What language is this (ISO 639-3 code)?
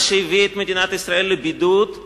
heb